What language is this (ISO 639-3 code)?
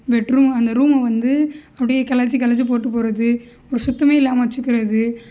tam